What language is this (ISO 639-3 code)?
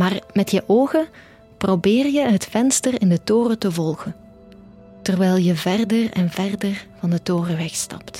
nld